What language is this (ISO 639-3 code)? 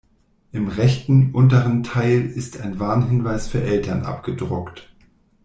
deu